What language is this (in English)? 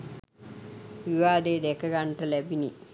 Sinhala